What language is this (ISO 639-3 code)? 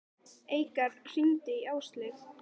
isl